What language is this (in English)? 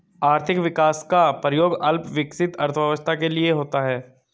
Hindi